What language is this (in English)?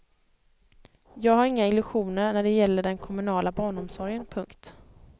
Swedish